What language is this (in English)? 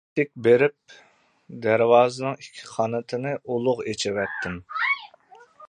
Uyghur